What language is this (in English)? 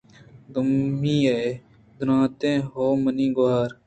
Eastern Balochi